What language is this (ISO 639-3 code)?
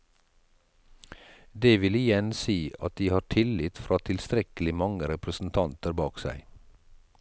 nor